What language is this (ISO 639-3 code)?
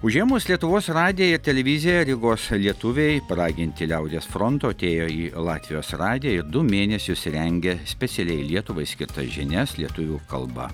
lit